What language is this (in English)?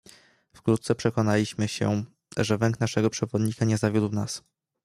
Polish